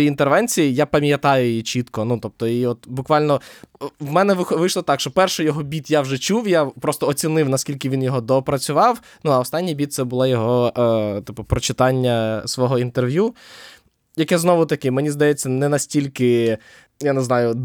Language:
Ukrainian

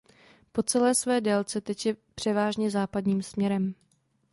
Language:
Czech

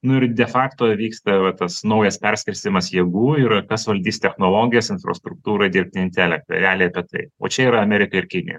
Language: Lithuanian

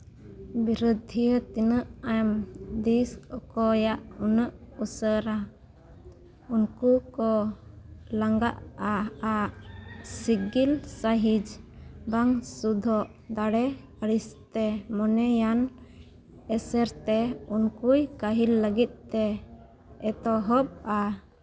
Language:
Santali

